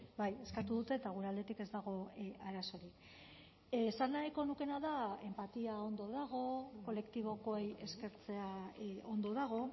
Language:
Basque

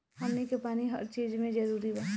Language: Bhojpuri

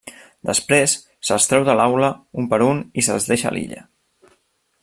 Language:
Catalan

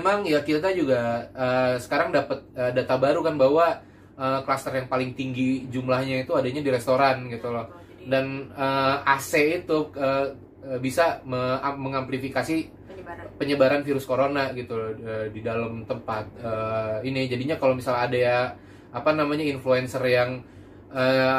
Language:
Indonesian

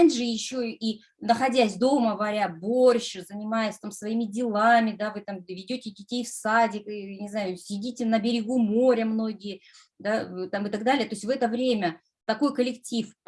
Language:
Russian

